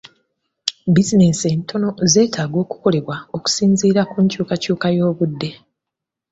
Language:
Ganda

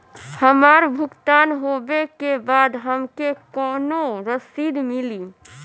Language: Bhojpuri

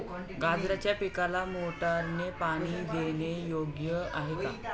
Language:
Marathi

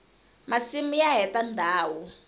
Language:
Tsonga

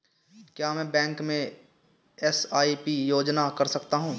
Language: Hindi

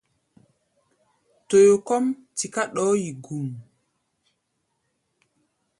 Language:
Gbaya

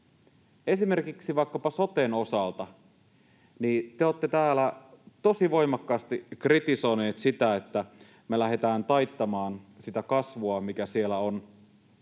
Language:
Finnish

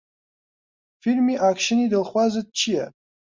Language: Central Kurdish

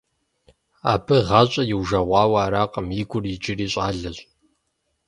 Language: Kabardian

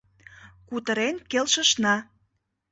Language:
Mari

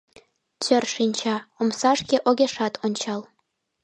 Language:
Mari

